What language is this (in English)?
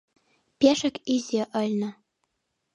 Mari